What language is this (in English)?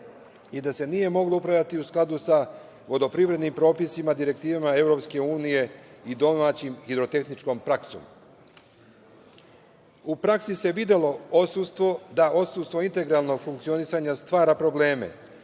Serbian